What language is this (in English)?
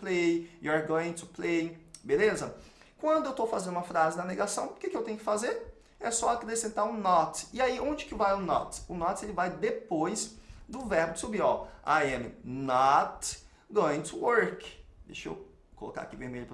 Portuguese